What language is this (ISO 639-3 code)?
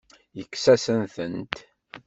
kab